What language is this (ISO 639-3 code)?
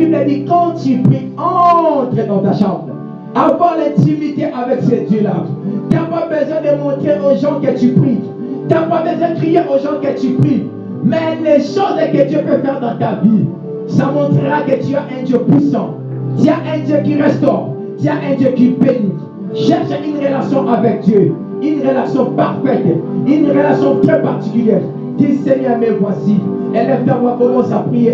fra